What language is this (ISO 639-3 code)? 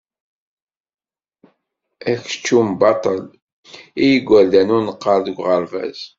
kab